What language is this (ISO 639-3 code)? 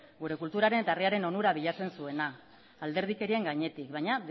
eus